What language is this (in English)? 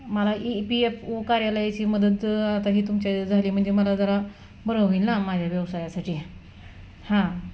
Marathi